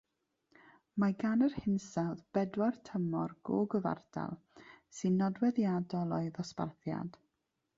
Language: Welsh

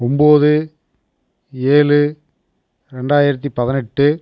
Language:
Tamil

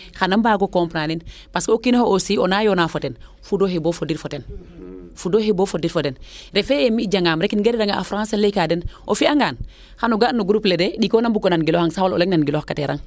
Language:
Serer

